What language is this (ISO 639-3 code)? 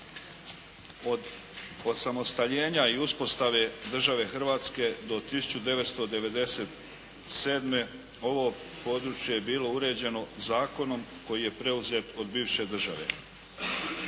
hrv